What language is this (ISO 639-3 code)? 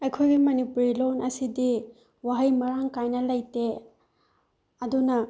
mni